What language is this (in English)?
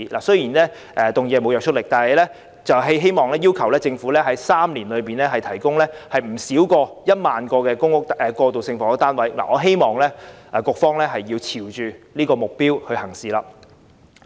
Cantonese